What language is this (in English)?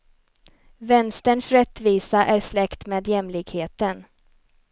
Swedish